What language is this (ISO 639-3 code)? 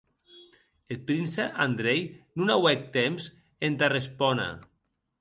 oci